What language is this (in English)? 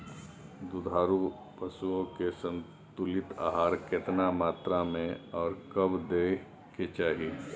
Maithili